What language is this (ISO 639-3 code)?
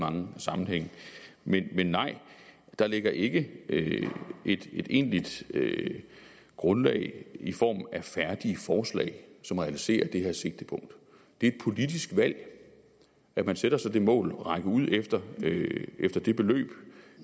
dan